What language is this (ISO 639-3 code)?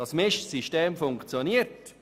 gsw